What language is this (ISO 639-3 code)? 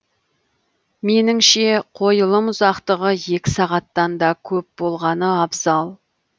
kaz